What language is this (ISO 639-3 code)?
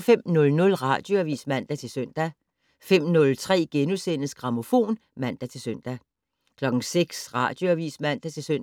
dan